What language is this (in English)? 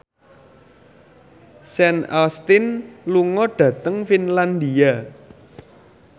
Javanese